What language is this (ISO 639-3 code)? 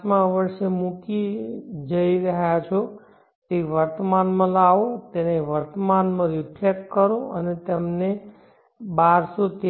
guj